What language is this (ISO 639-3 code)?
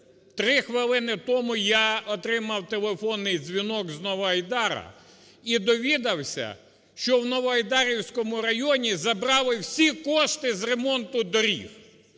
ukr